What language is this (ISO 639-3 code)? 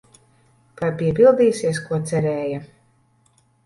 lav